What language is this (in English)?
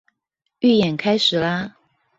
Chinese